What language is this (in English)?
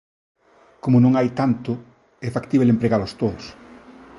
Galician